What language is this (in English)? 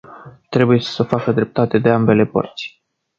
Romanian